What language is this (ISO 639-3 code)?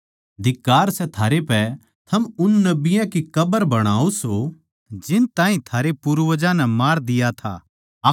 bgc